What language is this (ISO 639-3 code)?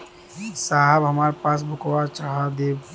bho